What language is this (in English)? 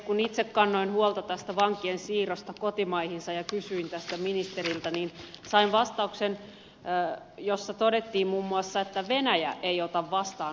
Finnish